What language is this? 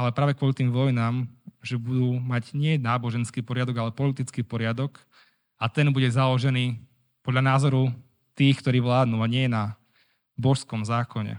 Slovak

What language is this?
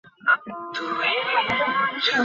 Bangla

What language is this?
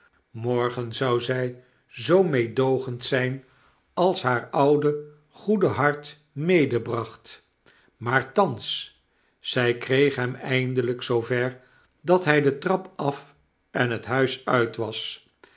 Dutch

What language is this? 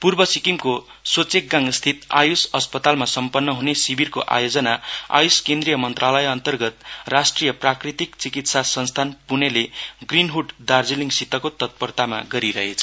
Nepali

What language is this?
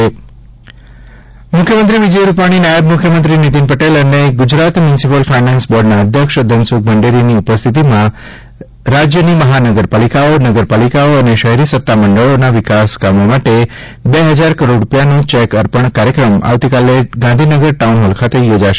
Gujarati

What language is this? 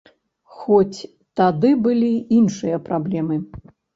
Belarusian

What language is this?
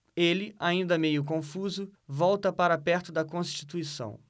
Portuguese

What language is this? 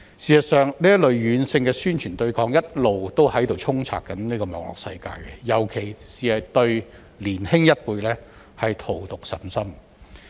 Cantonese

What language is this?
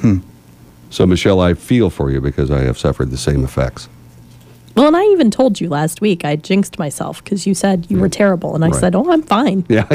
English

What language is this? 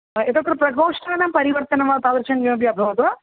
Sanskrit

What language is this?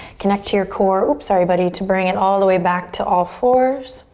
English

